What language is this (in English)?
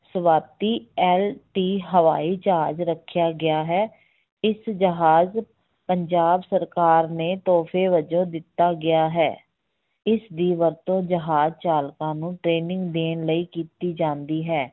Punjabi